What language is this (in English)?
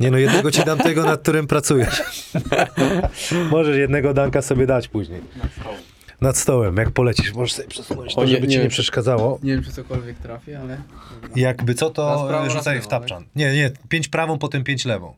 Polish